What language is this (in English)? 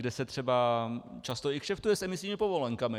Czech